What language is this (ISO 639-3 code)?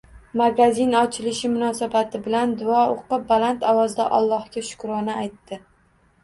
uzb